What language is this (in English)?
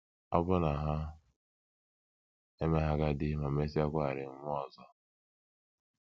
Igbo